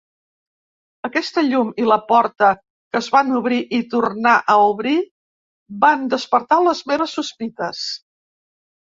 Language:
Catalan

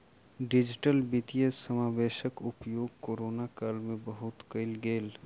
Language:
Maithili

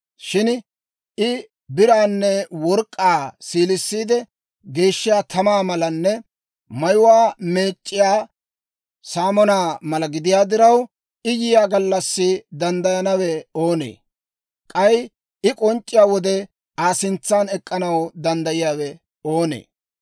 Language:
Dawro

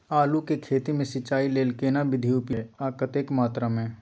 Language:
Maithili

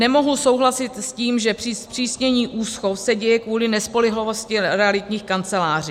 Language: Czech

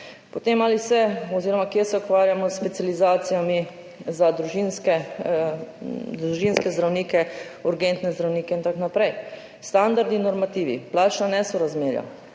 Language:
Slovenian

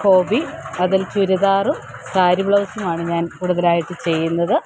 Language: Malayalam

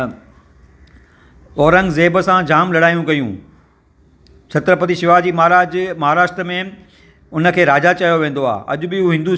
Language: Sindhi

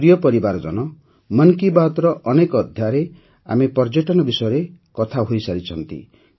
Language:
Odia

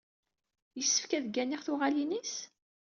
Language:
Kabyle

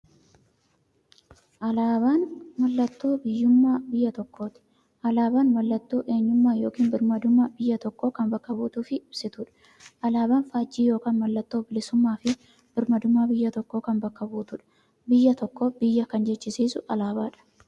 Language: Oromo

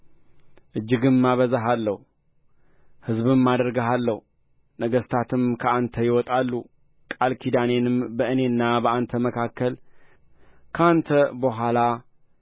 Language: Amharic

